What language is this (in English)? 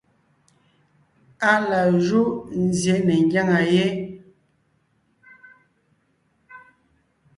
Ngiemboon